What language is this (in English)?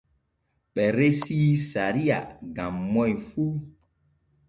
Borgu Fulfulde